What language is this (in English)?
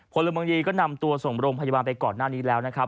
Thai